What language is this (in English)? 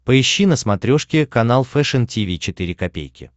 Russian